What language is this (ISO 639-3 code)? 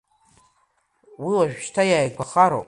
abk